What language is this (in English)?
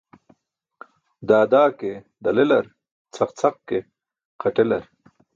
Burushaski